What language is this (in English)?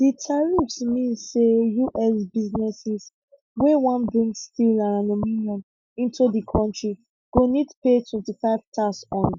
Nigerian Pidgin